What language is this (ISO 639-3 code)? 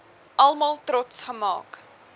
afr